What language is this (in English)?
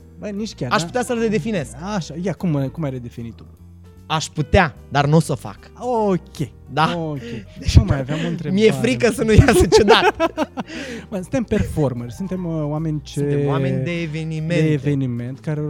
Romanian